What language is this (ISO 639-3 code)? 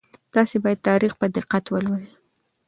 pus